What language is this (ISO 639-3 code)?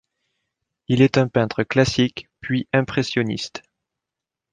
fra